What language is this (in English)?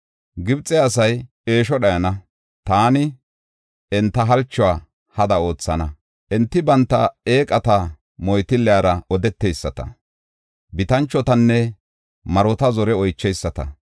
Gofa